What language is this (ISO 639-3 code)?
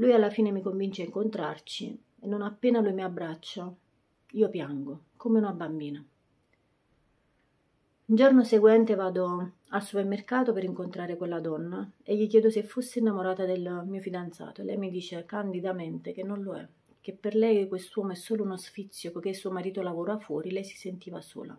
ita